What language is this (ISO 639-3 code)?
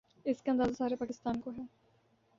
urd